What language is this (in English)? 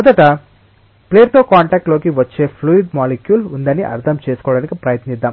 Telugu